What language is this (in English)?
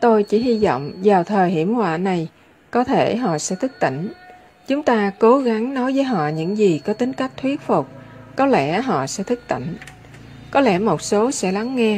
Vietnamese